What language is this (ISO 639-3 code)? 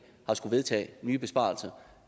dan